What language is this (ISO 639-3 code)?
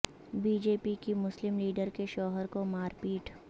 urd